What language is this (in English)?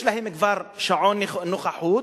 Hebrew